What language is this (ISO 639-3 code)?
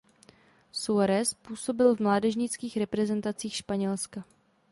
ces